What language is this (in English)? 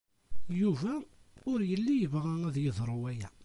Kabyle